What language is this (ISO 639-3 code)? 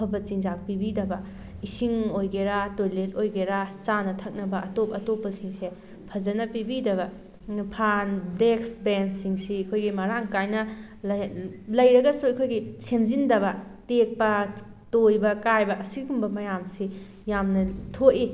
mni